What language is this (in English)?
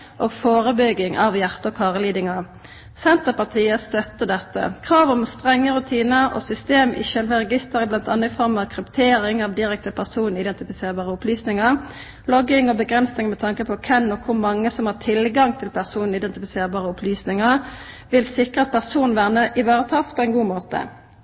Norwegian Nynorsk